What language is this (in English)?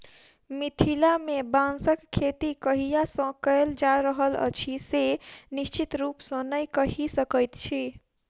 Maithili